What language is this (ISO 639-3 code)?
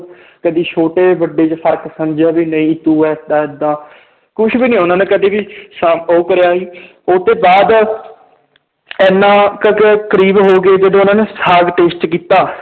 pan